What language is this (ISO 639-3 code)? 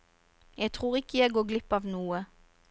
nor